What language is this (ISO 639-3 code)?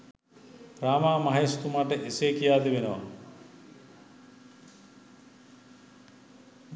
sin